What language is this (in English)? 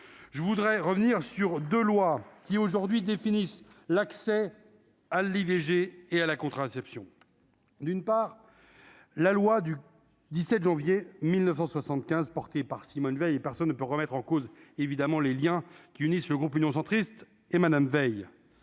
French